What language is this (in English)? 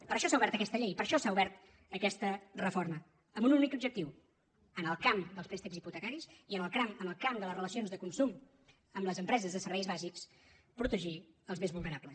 Catalan